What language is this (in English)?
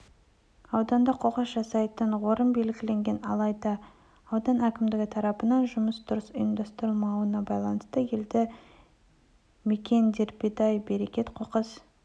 Kazakh